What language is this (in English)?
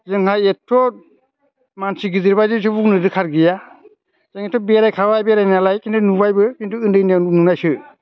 Bodo